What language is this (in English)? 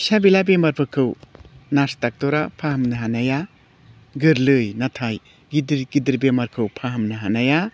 Bodo